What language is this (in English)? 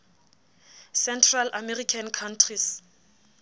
Southern Sotho